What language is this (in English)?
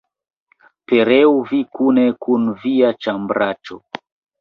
Esperanto